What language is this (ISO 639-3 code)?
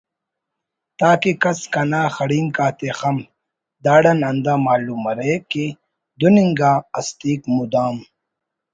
brh